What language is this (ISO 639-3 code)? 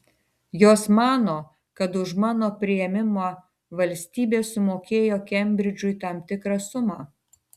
lit